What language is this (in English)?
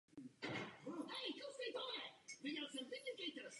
Czech